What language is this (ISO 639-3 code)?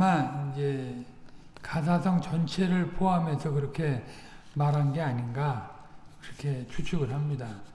kor